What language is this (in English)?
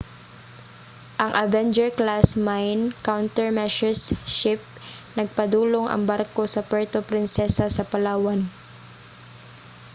Cebuano